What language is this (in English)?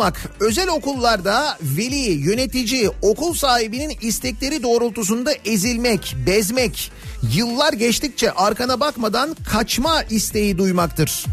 Turkish